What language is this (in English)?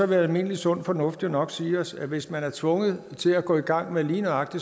Danish